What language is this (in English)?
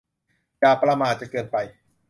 Thai